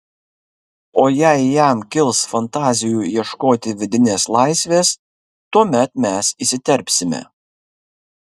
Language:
Lithuanian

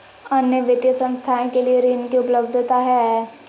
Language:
Magahi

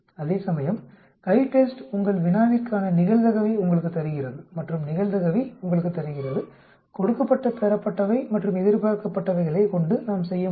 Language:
Tamil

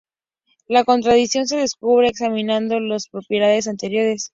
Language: Spanish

